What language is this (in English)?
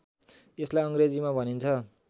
Nepali